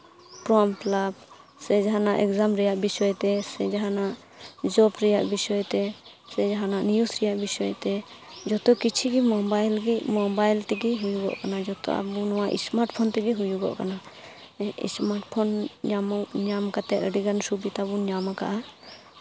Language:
Santali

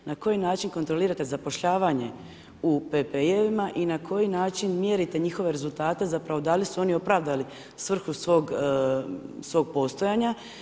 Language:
Croatian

